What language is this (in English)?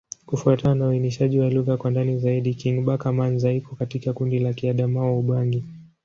Swahili